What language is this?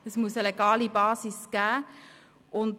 Swiss German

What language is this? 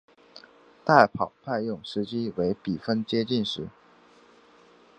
Chinese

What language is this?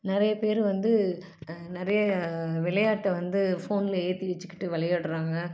Tamil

